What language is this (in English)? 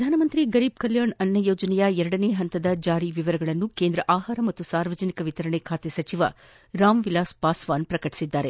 Kannada